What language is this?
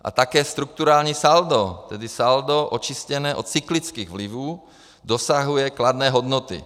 Czech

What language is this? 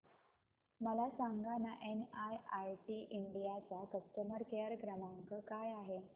Marathi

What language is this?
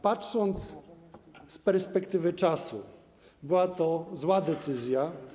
Polish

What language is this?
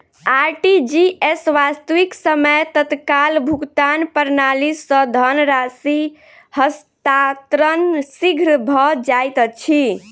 Maithili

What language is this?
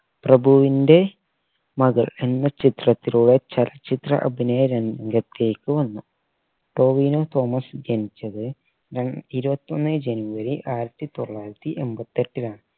Malayalam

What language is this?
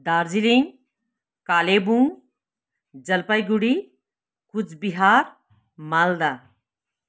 Nepali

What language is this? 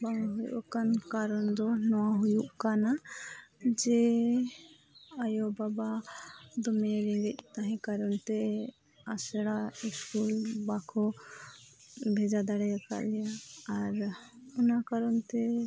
Santali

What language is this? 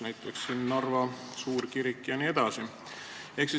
Estonian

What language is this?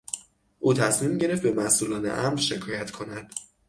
Persian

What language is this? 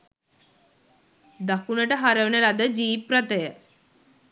Sinhala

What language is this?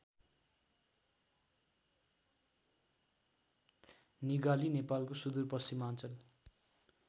Nepali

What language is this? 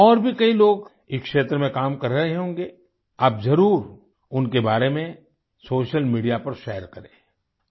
Hindi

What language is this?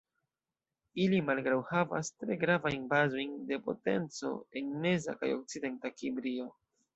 Esperanto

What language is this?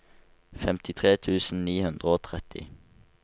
Norwegian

